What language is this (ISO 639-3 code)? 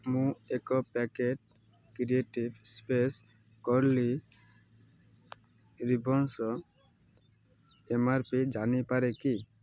ori